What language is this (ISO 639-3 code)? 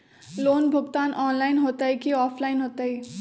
mag